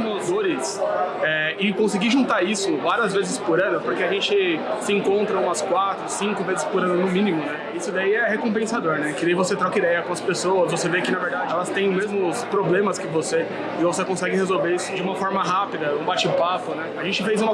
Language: Portuguese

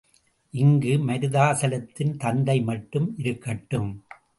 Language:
Tamil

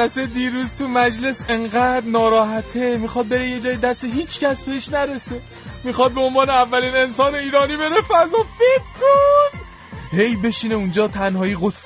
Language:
Persian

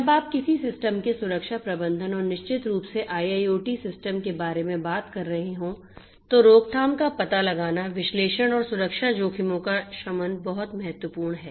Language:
Hindi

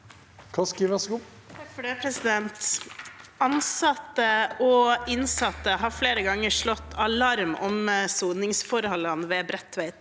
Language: Norwegian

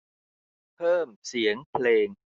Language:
Thai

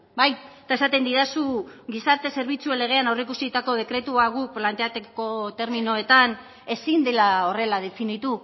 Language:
Basque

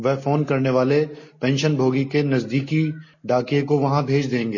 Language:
Hindi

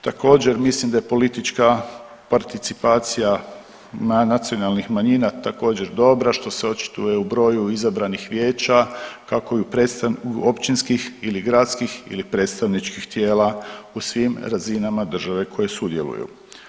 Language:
Croatian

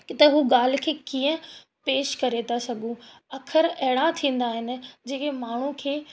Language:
Sindhi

